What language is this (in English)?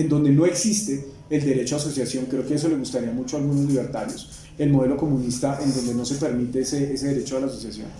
Spanish